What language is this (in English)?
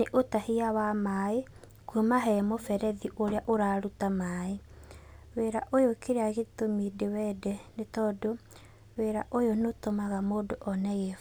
Kikuyu